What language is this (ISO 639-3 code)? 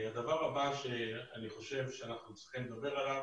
heb